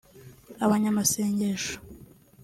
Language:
Kinyarwanda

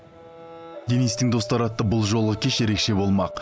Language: Kazakh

